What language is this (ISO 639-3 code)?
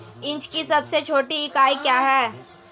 hin